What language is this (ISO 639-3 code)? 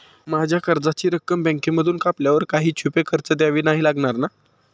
mar